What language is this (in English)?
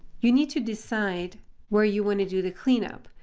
English